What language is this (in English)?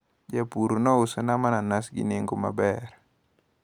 Luo (Kenya and Tanzania)